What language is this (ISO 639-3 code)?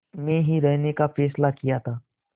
hin